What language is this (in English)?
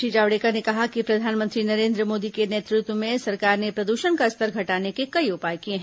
Hindi